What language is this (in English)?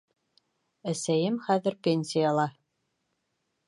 Bashkir